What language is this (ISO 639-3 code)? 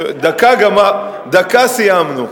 heb